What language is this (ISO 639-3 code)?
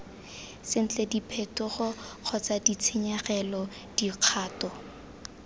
tsn